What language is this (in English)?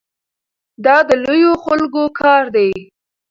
Pashto